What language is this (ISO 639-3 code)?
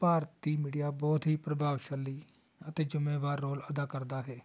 pan